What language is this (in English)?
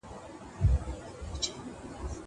Pashto